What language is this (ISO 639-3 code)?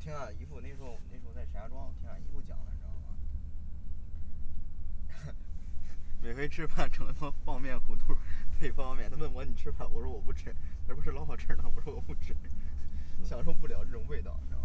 zho